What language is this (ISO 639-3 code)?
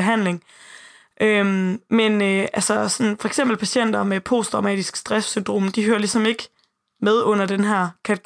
dan